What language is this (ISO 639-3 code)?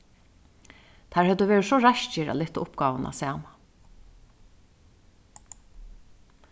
fao